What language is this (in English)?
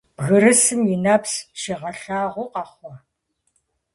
Kabardian